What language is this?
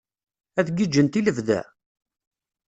Kabyle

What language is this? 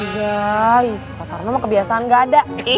Indonesian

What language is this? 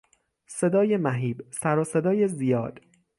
Persian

